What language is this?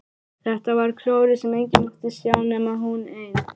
Icelandic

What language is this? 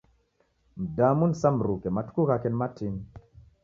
Taita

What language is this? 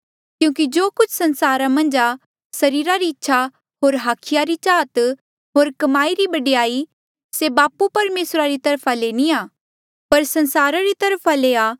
Mandeali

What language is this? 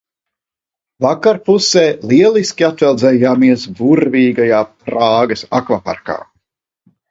Latvian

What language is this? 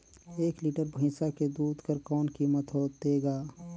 Chhattisgarhi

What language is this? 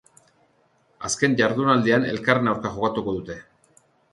Basque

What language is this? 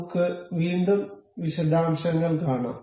Malayalam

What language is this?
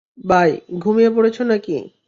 Bangla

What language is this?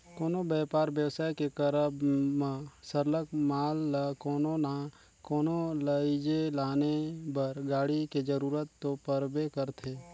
Chhattisgarhi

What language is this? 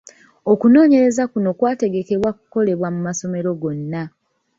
Ganda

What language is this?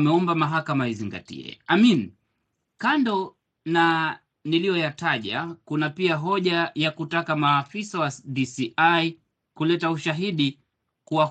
Swahili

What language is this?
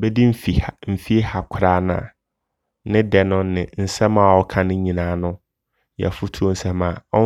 Abron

